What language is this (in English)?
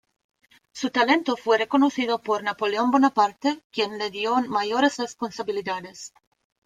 Spanish